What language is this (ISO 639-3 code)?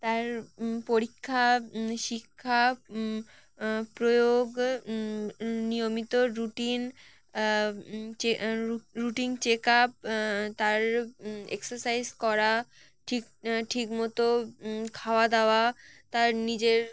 ben